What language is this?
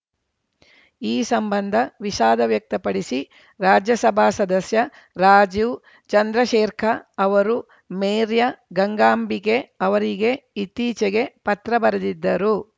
Kannada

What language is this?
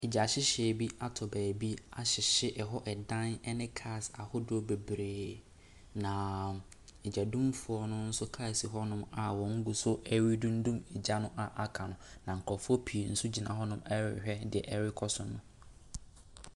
Akan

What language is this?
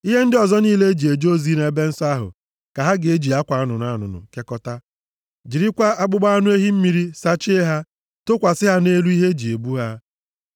Igbo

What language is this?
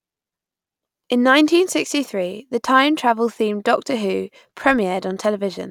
English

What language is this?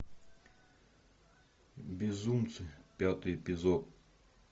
Russian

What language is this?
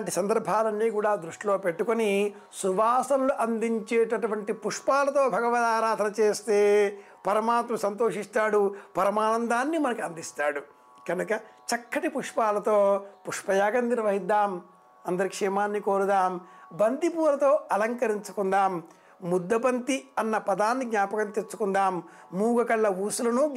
Telugu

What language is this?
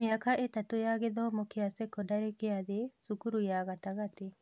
Kikuyu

